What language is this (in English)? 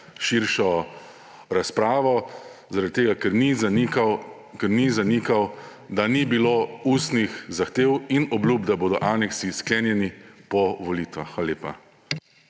Slovenian